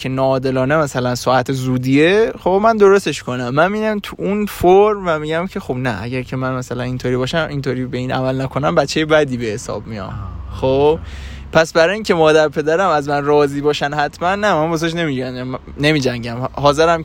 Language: Persian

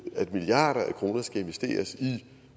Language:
Danish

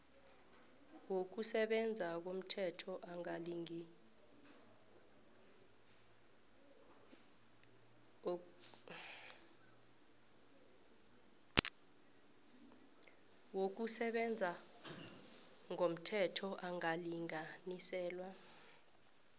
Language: South Ndebele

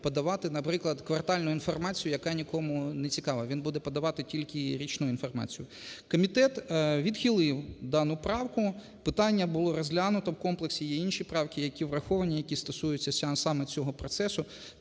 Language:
Ukrainian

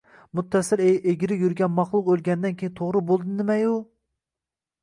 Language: Uzbek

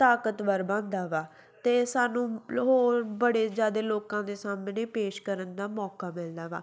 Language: Punjabi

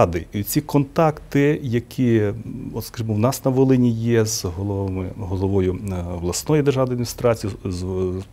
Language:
Ukrainian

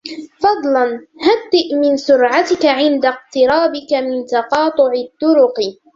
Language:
Arabic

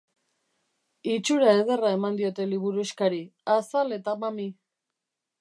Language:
Basque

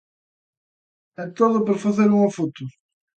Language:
Galician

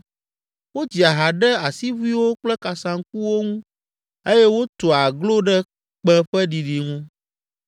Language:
Ewe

